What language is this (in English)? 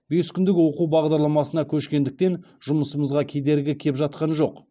Kazakh